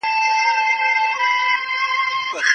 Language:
Pashto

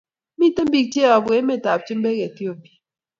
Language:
Kalenjin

